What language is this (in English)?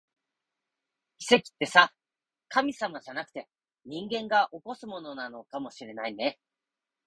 Japanese